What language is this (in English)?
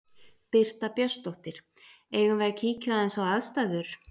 Icelandic